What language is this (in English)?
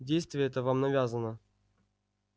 Russian